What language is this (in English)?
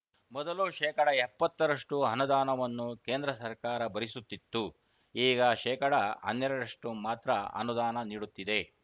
Kannada